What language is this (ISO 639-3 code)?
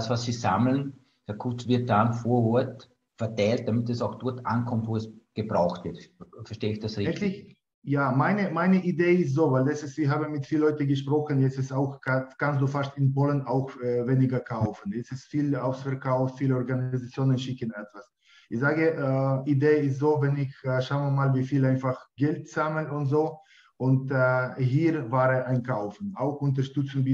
deu